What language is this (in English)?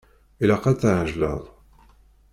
Kabyle